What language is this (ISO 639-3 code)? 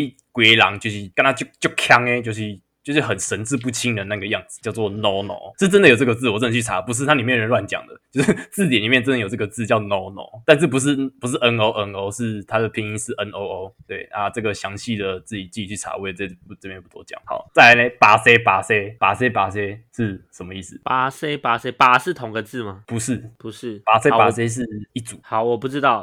zho